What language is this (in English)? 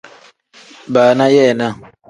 Tem